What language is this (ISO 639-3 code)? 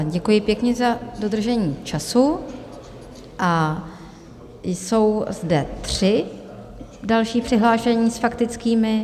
ces